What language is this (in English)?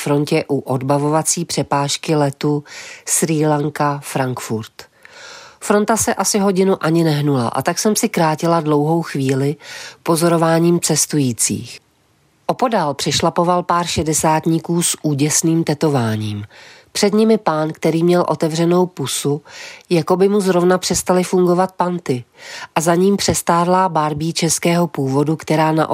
Czech